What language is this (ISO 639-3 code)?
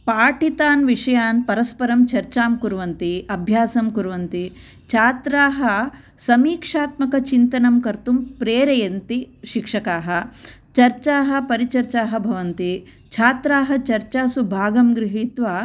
san